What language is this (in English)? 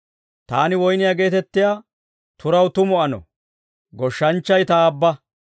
Dawro